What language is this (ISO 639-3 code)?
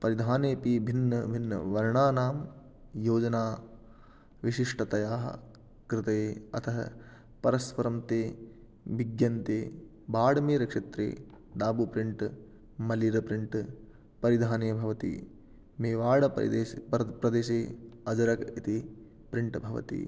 san